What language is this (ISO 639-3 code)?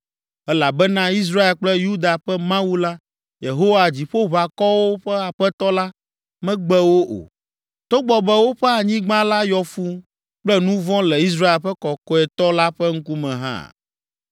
ewe